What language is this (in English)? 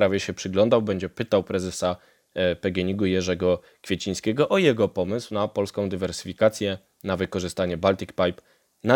Polish